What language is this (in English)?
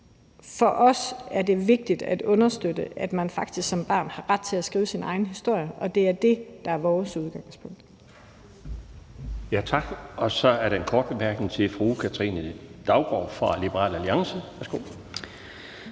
Danish